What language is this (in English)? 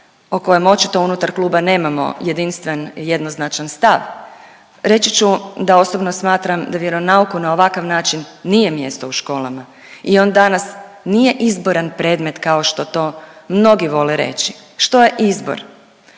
Croatian